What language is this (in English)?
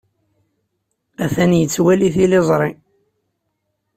Kabyle